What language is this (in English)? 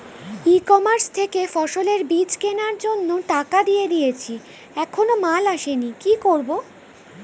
Bangla